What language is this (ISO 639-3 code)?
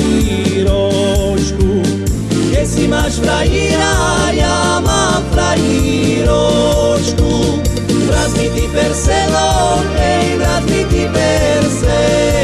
slk